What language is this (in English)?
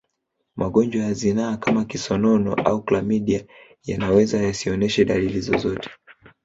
Swahili